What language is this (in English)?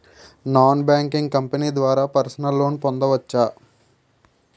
Telugu